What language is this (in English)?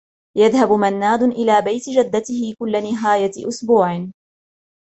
Arabic